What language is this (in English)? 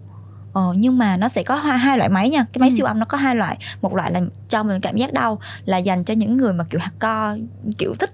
Vietnamese